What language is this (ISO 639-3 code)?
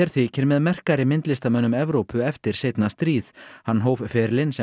isl